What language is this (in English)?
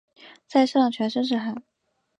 Chinese